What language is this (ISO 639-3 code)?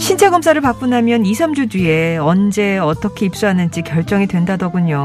kor